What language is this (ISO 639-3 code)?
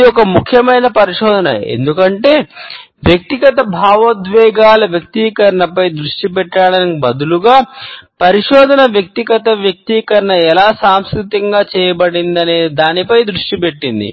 tel